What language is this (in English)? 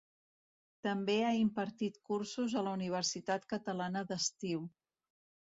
Catalan